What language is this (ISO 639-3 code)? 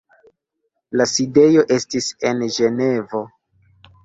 epo